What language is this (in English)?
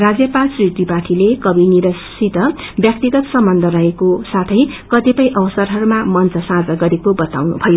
Nepali